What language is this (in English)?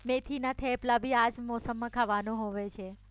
Gujarati